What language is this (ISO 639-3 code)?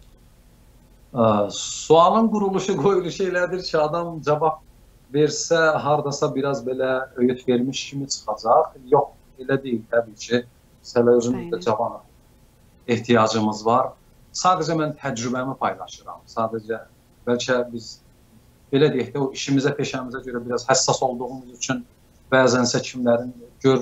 tur